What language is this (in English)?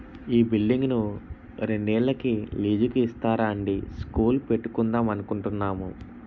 Telugu